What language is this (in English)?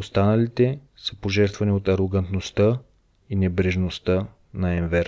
Bulgarian